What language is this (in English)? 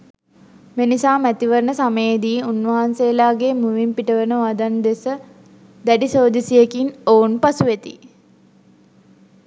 Sinhala